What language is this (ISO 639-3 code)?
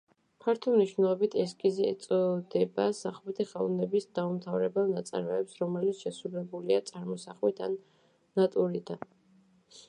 kat